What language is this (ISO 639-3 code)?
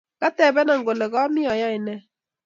kln